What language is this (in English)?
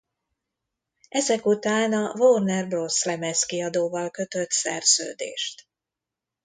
Hungarian